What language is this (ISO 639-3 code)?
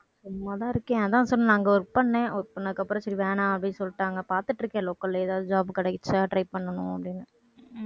tam